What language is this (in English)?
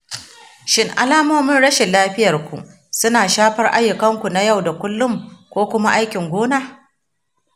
Hausa